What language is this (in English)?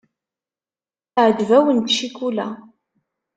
Kabyle